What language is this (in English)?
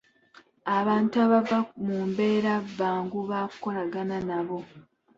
Ganda